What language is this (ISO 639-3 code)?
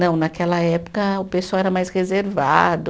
por